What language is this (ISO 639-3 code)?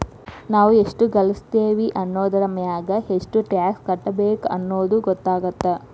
kan